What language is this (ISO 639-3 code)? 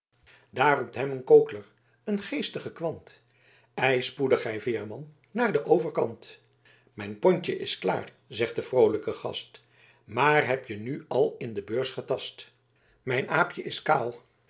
nld